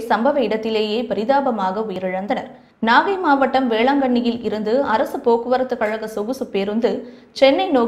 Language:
Hindi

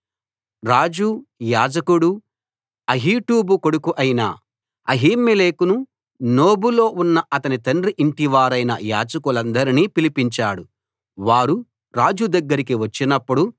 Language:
Telugu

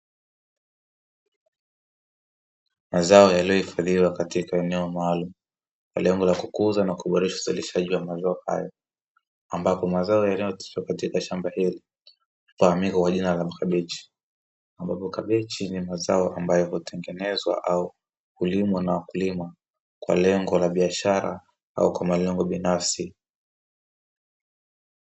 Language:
Swahili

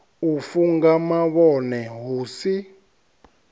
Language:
Venda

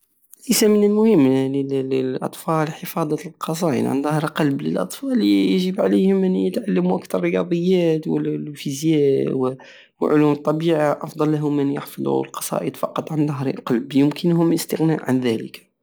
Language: Algerian Saharan Arabic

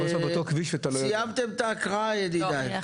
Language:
Hebrew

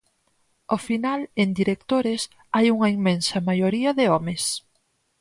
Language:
Galician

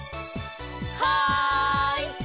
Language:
Japanese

